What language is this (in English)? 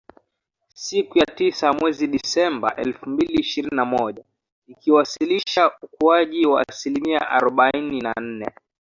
Swahili